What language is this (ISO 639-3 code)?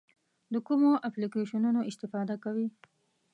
pus